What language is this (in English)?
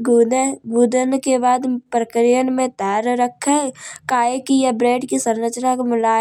Kanauji